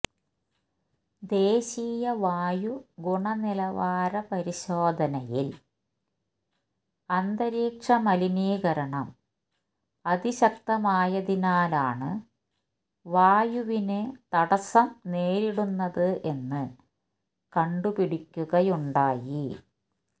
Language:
Malayalam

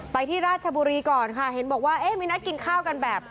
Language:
Thai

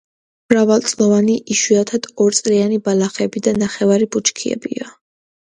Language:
Georgian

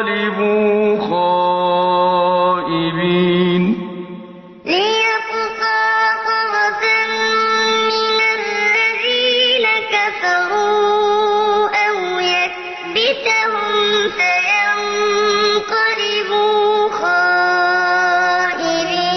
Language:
Arabic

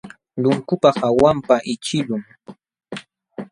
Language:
Jauja Wanca Quechua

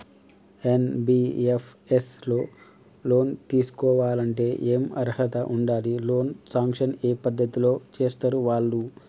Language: Telugu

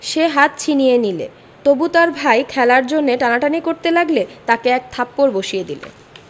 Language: Bangla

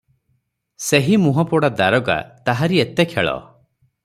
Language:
Odia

